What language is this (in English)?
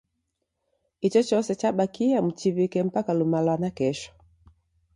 Taita